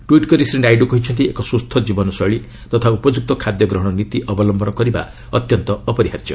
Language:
Odia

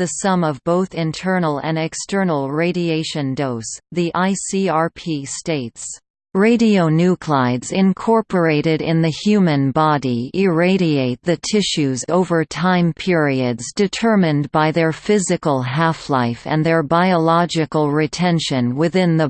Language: English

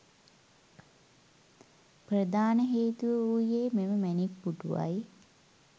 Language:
Sinhala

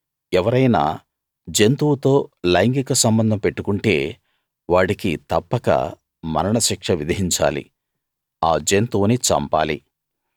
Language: Telugu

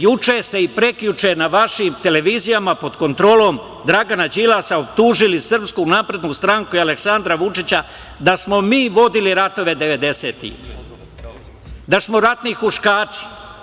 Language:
Serbian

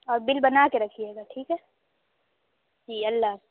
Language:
Urdu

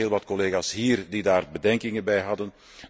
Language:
Dutch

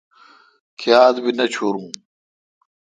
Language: Kalkoti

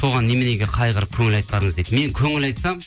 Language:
Kazakh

